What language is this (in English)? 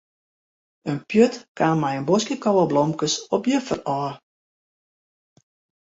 Western Frisian